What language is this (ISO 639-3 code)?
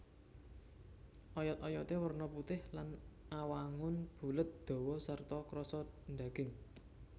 jav